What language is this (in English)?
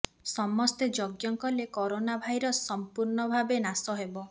Odia